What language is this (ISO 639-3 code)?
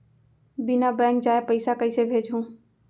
hne